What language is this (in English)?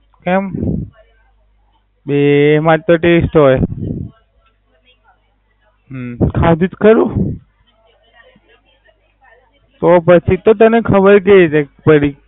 Gujarati